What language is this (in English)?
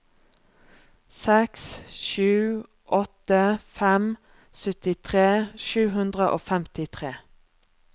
Norwegian